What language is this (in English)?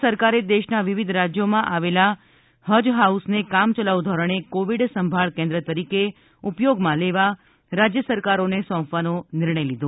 Gujarati